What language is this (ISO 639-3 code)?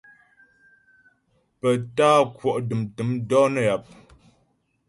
bbj